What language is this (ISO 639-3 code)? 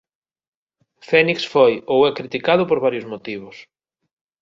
glg